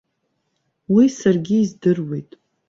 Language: Abkhazian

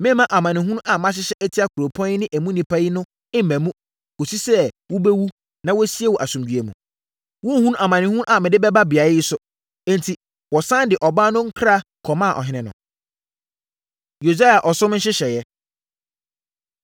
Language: Akan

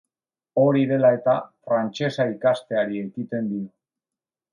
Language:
Basque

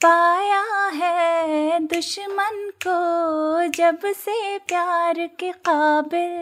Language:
Hindi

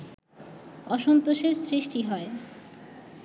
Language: Bangla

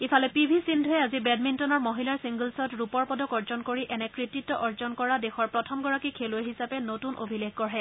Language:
Assamese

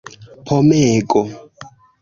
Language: Esperanto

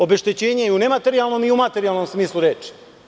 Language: Serbian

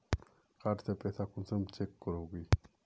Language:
Magahi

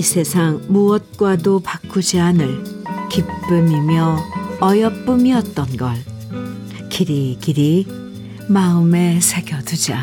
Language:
Korean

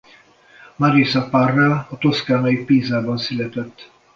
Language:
Hungarian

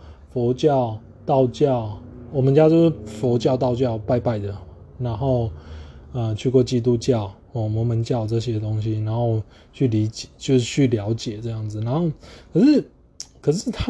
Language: Chinese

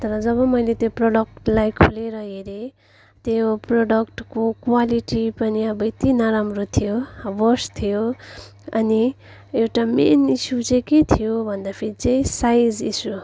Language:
Nepali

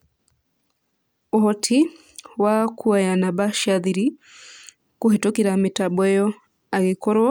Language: Kikuyu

